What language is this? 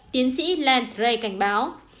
Vietnamese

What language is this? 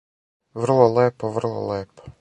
Serbian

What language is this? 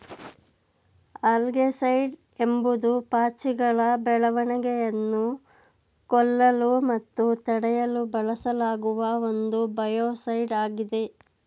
Kannada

